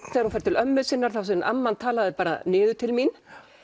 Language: Icelandic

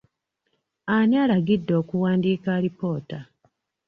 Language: Ganda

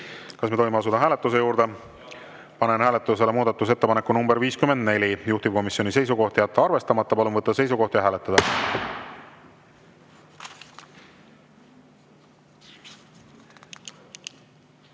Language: Estonian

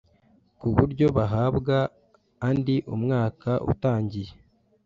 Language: Kinyarwanda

